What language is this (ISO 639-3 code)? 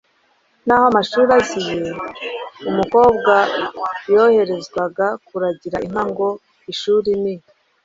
kin